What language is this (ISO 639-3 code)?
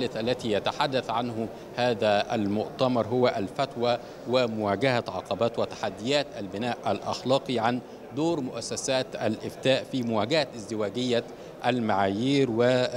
ara